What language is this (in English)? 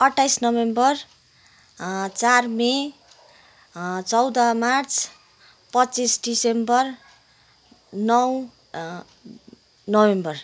Nepali